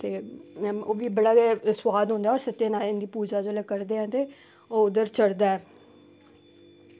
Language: Dogri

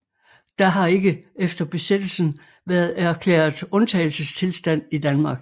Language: Danish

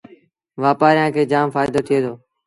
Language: Sindhi Bhil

